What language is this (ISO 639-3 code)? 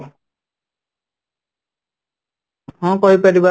ori